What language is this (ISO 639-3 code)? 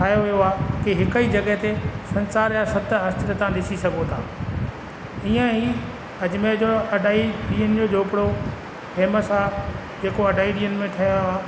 snd